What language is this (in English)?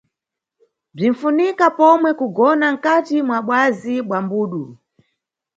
Nyungwe